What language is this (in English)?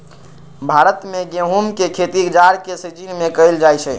Magahi